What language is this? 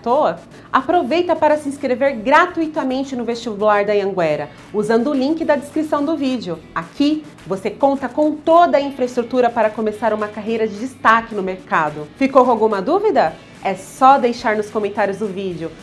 Portuguese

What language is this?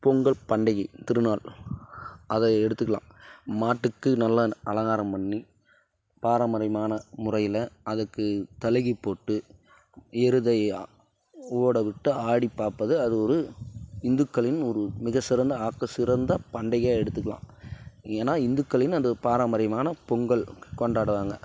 Tamil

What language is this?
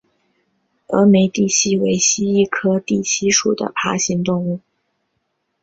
Chinese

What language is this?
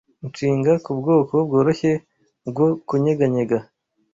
Kinyarwanda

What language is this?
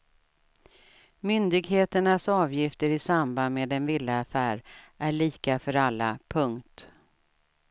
Swedish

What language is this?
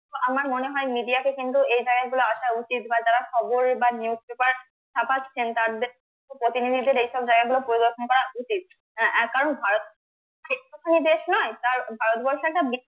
Bangla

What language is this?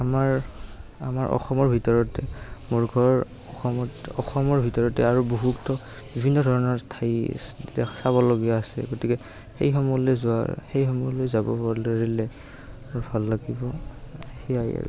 Assamese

